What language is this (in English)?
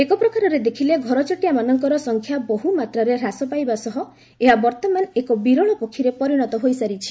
Odia